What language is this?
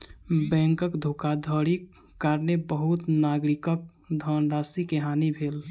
Maithili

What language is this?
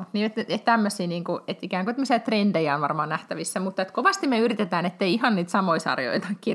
Finnish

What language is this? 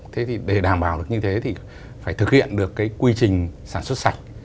Vietnamese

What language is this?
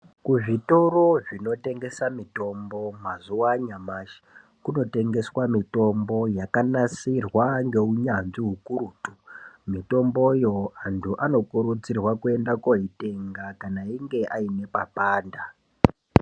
Ndau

